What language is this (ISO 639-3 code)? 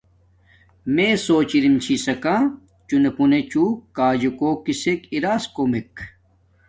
dmk